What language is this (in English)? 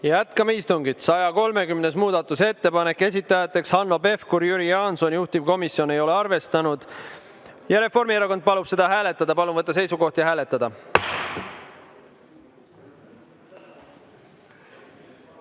Estonian